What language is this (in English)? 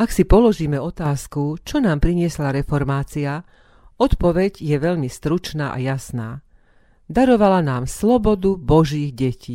Slovak